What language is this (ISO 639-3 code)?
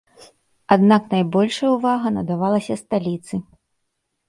bel